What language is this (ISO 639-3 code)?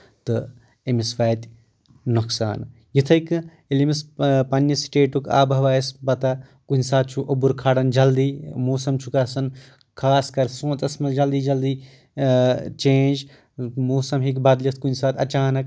kas